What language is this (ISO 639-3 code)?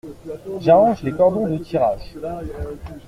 fra